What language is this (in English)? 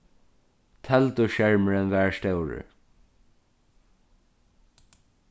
Faroese